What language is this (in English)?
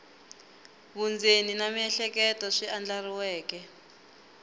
Tsonga